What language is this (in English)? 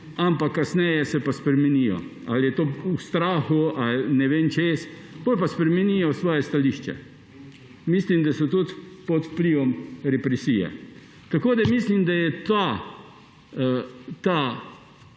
Slovenian